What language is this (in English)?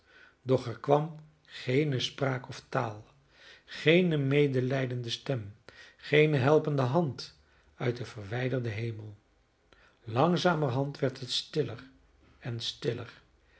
Dutch